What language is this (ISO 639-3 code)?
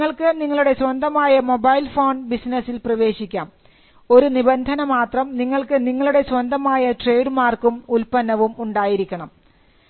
mal